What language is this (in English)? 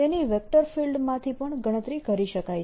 Gujarati